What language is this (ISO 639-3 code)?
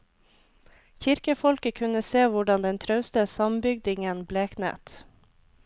nor